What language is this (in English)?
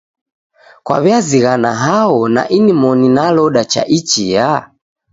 Taita